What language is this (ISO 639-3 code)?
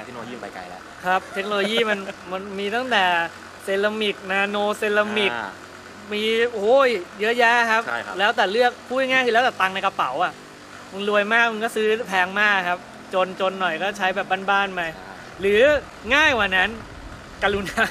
tha